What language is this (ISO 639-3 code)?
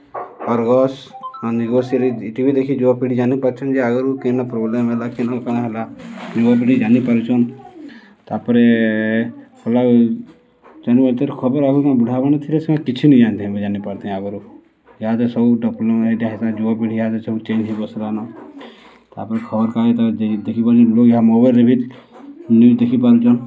ori